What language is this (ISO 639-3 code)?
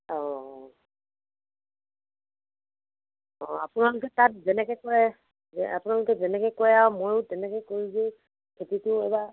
asm